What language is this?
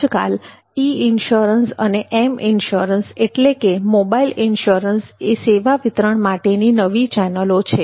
Gujarati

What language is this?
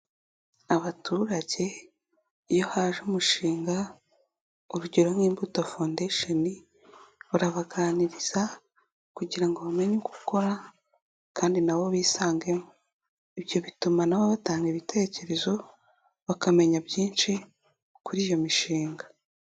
Kinyarwanda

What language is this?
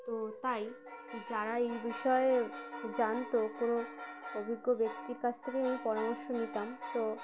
Bangla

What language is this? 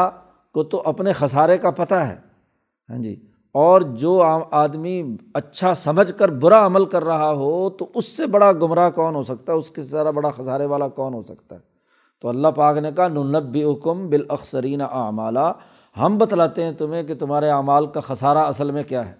Urdu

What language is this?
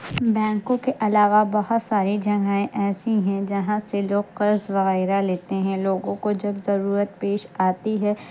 Urdu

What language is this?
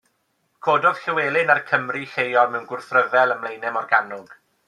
Welsh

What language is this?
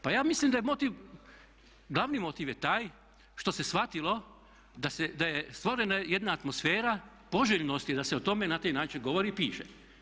Croatian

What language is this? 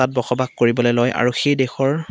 Assamese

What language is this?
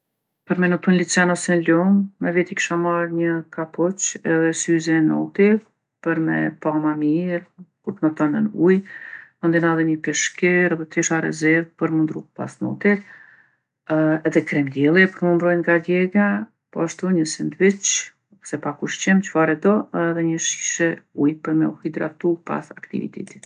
Gheg Albanian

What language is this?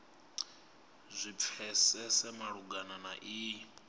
Venda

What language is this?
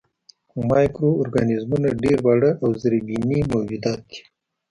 Pashto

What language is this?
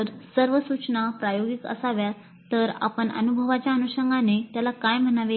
Marathi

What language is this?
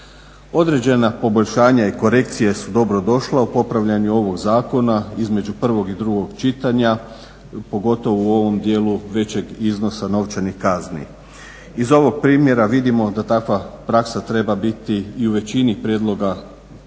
Croatian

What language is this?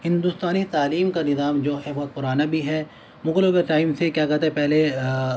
Urdu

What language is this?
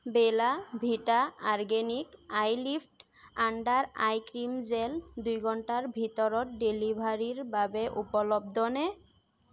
Assamese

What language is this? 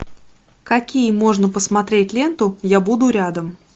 Russian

